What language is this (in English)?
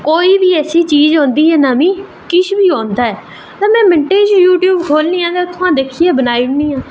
Dogri